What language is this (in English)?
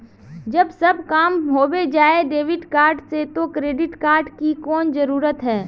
Magahi